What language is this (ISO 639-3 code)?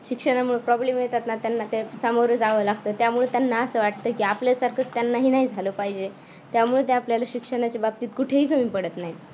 mar